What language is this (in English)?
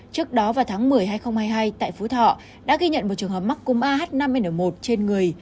Vietnamese